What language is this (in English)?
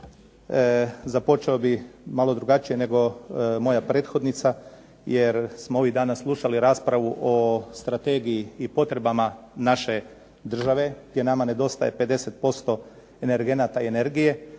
Croatian